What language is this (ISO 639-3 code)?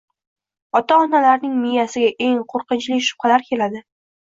uzb